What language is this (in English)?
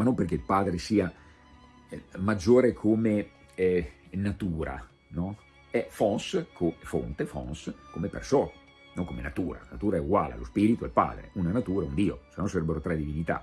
Italian